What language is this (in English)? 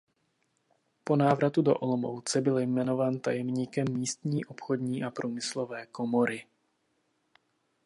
Czech